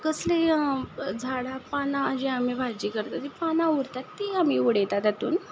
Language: Konkani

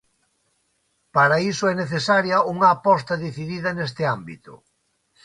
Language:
Galician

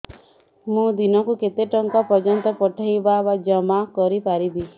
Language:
Odia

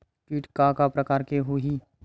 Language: Chhattisgarhi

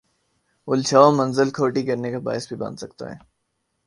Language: Urdu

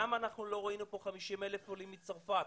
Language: Hebrew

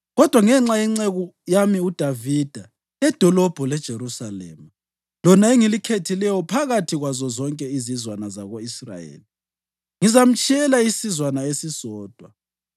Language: North Ndebele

